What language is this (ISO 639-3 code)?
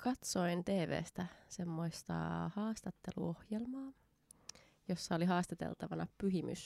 fin